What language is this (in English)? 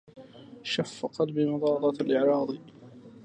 Arabic